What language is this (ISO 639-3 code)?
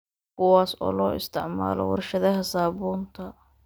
som